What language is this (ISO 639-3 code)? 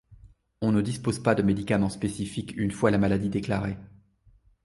fra